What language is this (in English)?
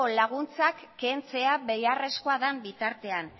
Basque